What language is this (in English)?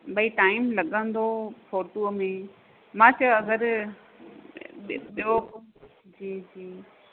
Sindhi